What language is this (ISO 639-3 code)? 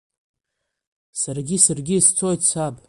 abk